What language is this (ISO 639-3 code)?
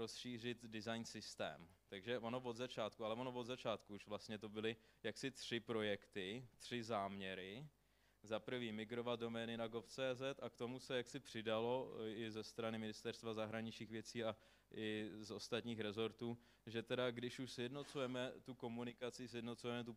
ces